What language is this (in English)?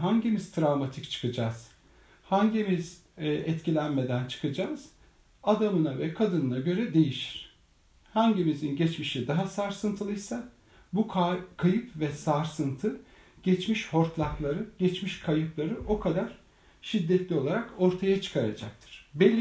Turkish